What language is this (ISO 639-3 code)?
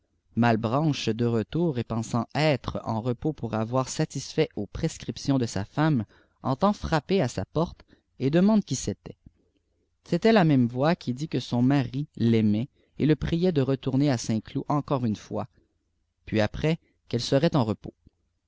fra